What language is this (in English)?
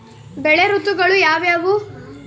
Kannada